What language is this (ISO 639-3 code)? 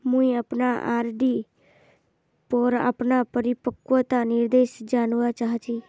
mag